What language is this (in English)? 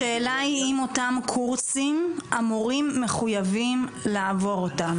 Hebrew